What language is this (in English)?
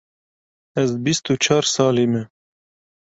Kurdish